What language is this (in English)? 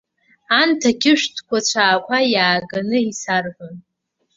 Abkhazian